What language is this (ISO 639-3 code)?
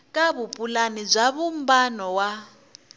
tso